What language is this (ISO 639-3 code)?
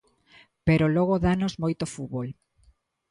glg